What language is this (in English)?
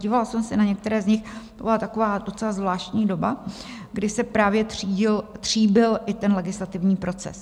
Czech